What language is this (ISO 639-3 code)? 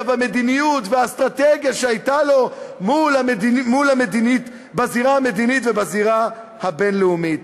heb